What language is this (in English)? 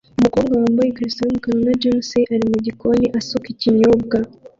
Kinyarwanda